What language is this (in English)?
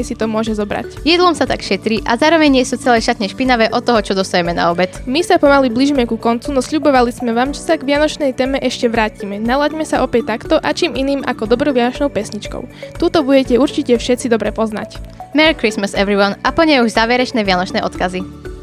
Slovak